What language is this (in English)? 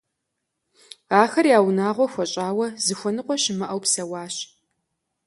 Kabardian